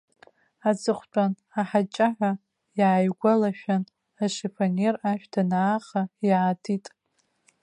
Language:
Abkhazian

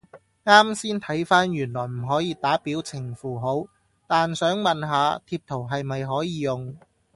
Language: Cantonese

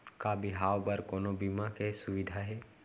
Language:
Chhattisgarhi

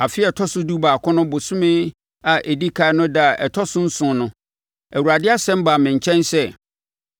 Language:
Akan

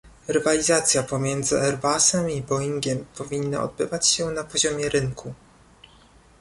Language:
Polish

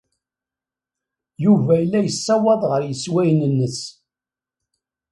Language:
Kabyle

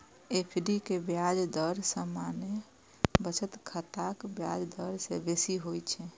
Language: Maithili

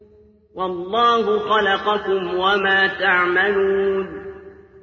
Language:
Arabic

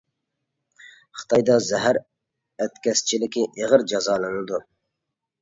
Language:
Uyghur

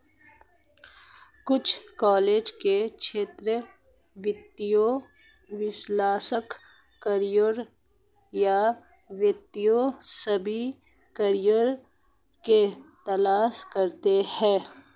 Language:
Hindi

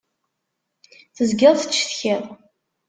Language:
Kabyle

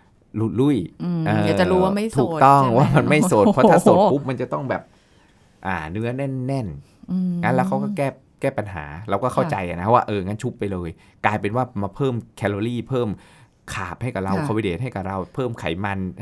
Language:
Thai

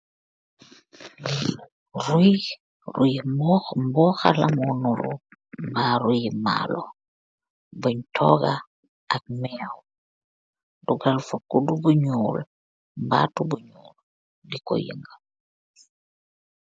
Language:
Wolof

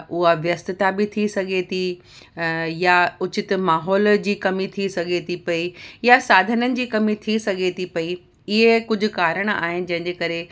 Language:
Sindhi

